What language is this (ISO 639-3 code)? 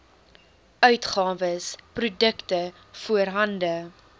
afr